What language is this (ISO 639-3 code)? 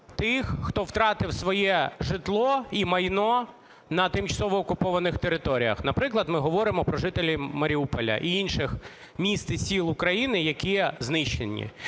ukr